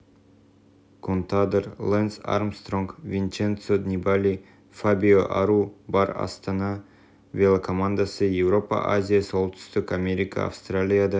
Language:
Kazakh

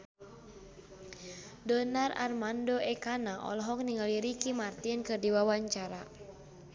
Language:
Sundanese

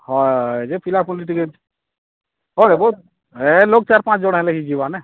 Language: Odia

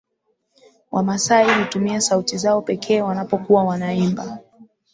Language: Swahili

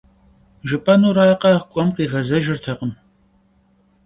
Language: Kabardian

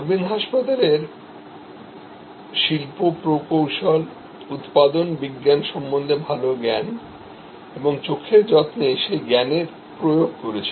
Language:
Bangla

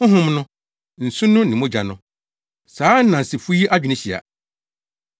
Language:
Akan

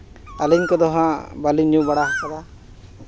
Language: Santali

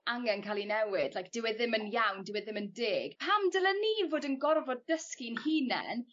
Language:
Welsh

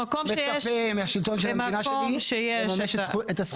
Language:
Hebrew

